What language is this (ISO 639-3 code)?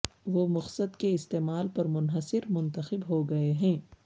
urd